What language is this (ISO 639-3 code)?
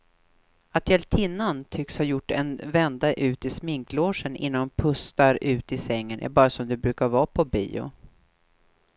swe